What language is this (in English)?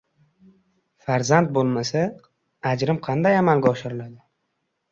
Uzbek